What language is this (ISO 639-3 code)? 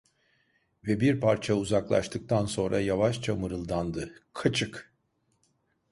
tur